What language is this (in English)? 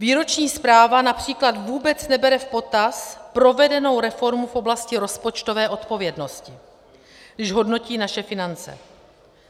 Czech